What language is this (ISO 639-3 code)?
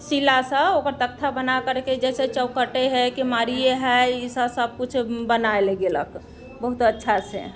mai